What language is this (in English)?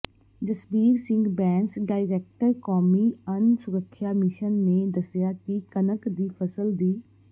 Punjabi